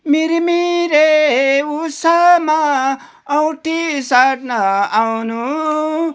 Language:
Nepali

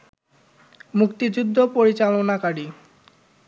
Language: Bangla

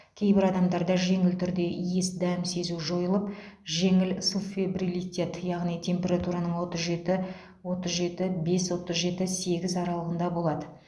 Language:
Kazakh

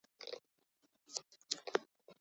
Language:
Basque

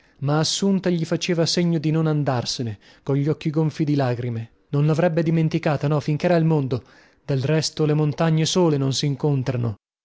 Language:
Italian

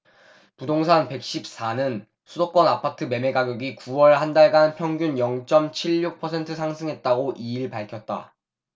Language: Korean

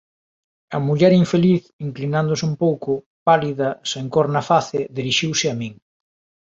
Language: Galician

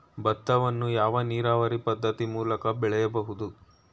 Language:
Kannada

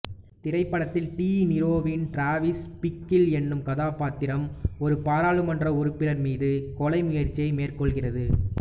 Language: Tamil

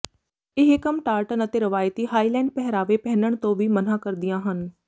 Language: Punjabi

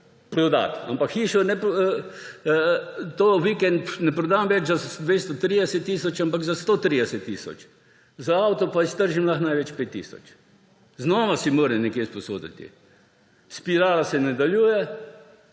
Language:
Slovenian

